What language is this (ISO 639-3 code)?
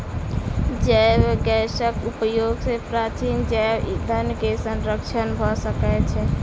mai